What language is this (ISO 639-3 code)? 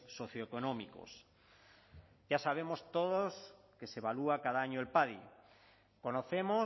spa